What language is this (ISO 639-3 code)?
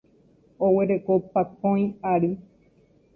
grn